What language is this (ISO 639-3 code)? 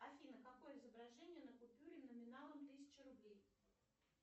rus